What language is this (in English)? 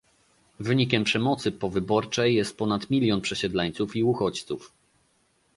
Polish